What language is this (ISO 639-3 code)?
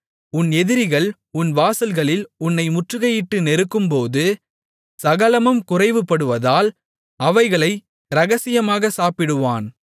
tam